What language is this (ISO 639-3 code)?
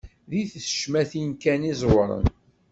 kab